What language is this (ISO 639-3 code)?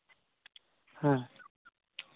sat